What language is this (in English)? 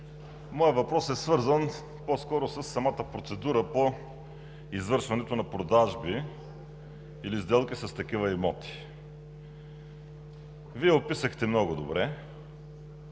Bulgarian